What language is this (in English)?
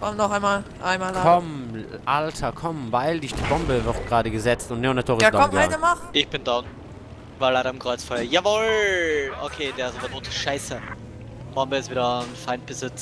German